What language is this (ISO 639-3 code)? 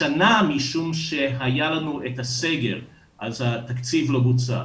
heb